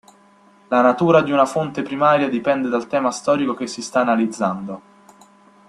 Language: Italian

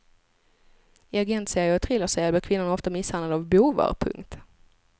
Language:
Swedish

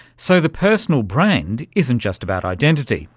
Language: English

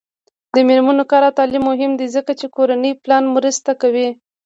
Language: Pashto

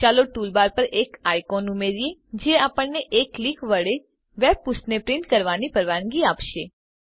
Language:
Gujarati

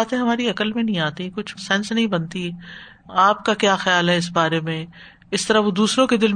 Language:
Urdu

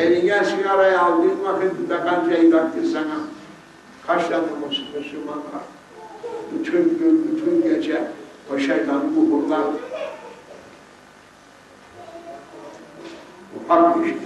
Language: Turkish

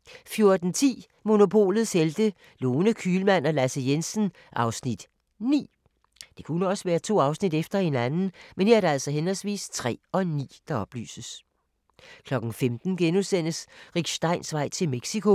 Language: Danish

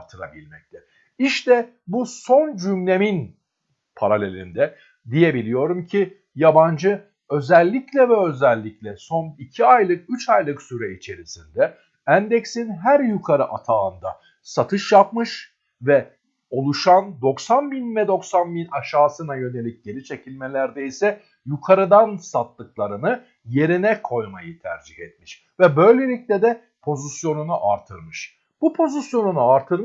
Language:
Turkish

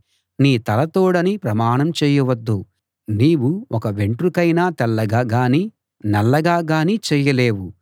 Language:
Telugu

